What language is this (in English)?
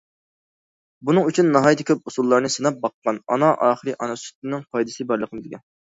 Uyghur